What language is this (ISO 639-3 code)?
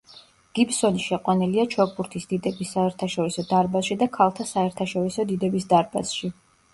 kat